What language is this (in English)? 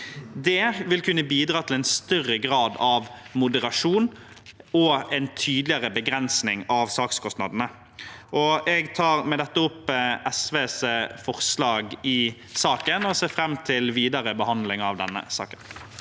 Norwegian